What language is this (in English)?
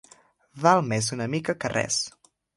Catalan